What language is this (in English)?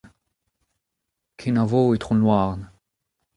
Breton